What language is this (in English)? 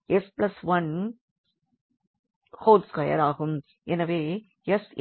Tamil